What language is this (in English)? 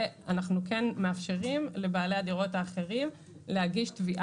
Hebrew